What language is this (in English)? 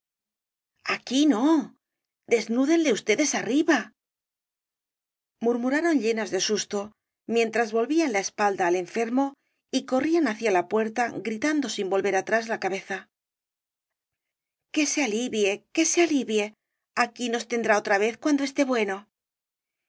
Spanish